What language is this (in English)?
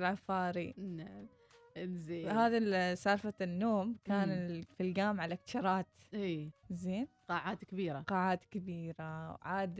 Arabic